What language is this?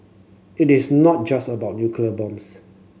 English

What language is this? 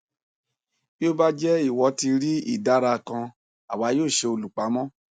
Yoruba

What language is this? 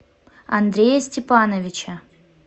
Russian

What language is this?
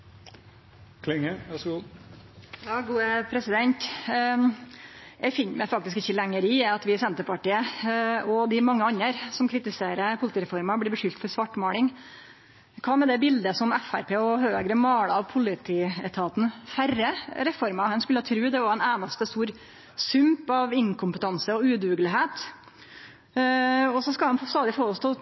Norwegian Nynorsk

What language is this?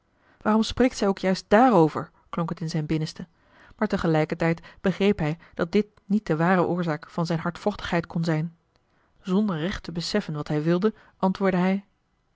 Dutch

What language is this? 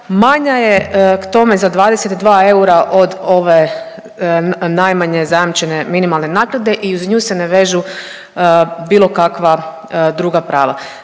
Croatian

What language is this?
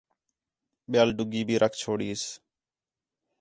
Khetrani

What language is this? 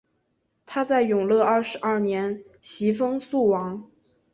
Chinese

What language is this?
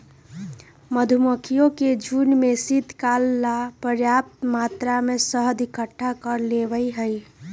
Magahi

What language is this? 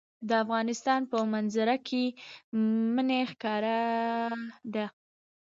Pashto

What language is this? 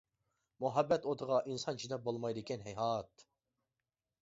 Uyghur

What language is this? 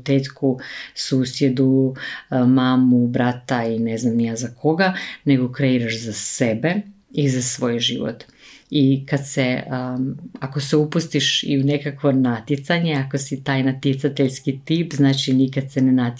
Croatian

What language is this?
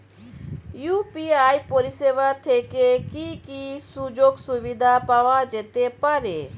Bangla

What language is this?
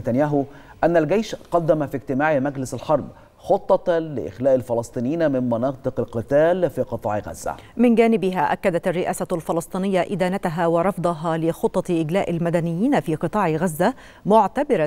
Arabic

